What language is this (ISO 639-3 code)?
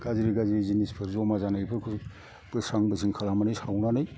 brx